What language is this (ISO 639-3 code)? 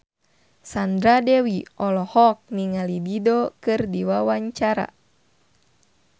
sun